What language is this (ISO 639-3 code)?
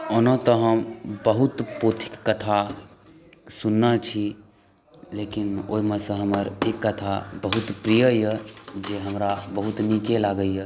mai